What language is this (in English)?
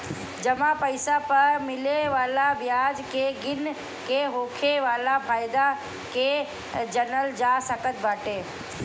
Bhojpuri